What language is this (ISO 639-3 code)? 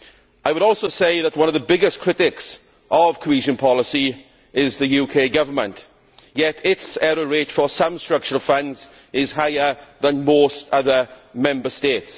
eng